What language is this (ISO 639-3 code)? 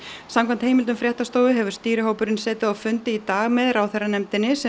isl